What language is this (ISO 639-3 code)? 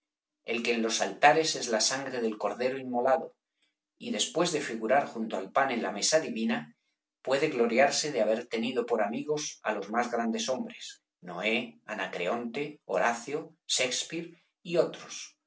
spa